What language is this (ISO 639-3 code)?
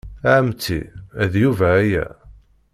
kab